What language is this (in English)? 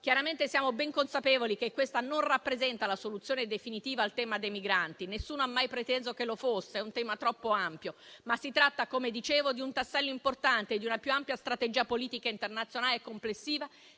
Italian